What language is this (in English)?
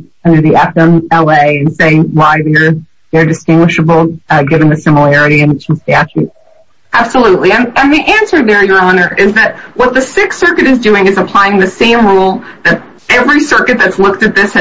English